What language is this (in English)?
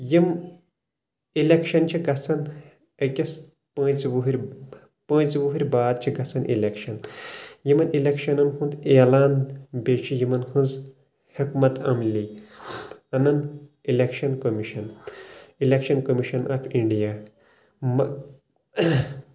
Kashmiri